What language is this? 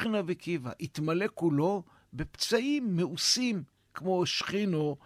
Hebrew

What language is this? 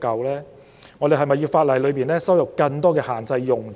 Cantonese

